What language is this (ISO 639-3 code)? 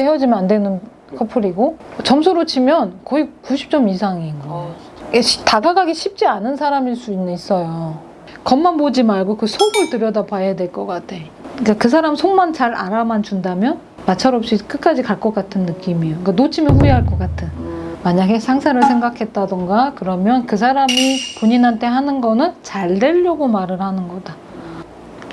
kor